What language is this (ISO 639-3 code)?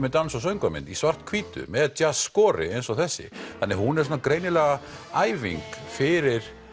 isl